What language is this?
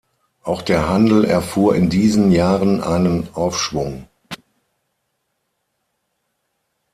German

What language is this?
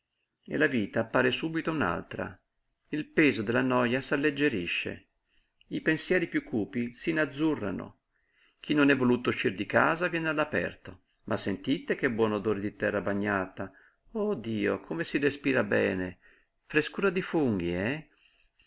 Italian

